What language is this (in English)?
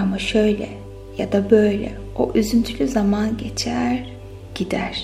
Turkish